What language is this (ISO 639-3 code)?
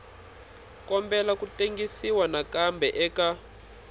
tso